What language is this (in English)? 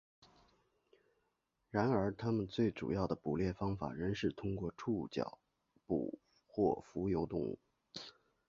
Chinese